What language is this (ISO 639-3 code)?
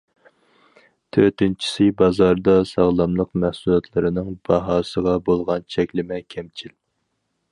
uig